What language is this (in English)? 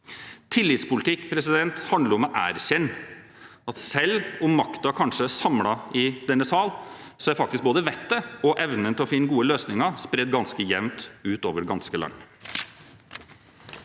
Norwegian